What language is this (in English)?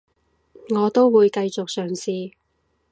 Cantonese